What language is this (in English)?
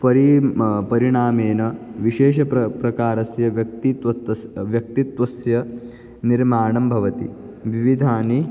Sanskrit